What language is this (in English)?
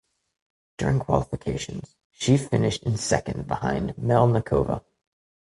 English